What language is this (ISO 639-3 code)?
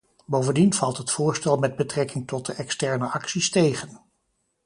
nld